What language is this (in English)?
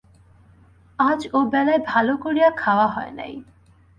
Bangla